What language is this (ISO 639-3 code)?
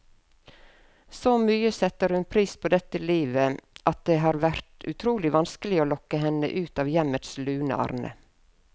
nor